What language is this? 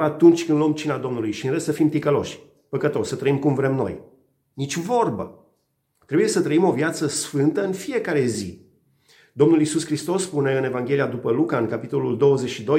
Romanian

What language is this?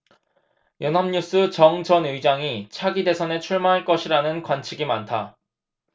Korean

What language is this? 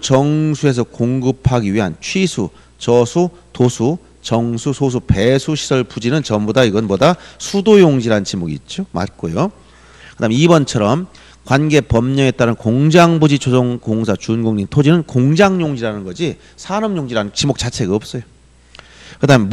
Korean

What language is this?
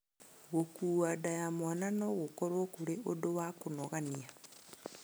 Kikuyu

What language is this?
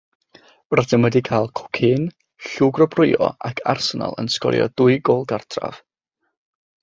Welsh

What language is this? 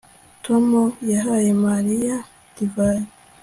Kinyarwanda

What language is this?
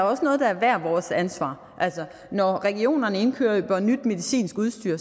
Danish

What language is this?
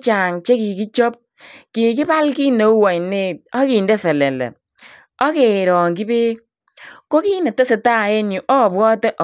Kalenjin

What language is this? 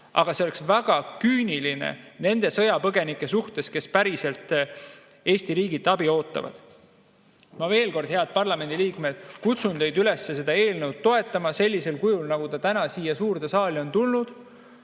Estonian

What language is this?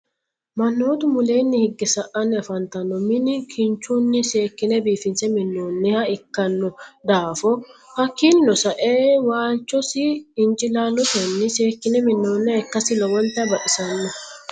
Sidamo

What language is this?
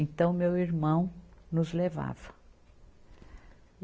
Portuguese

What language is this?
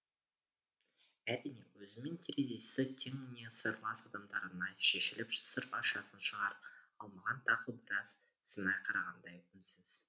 Kazakh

